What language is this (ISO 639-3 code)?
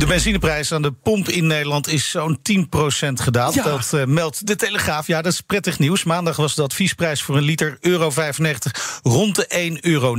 nld